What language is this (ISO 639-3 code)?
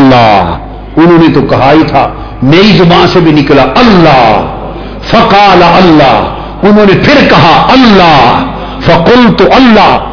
urd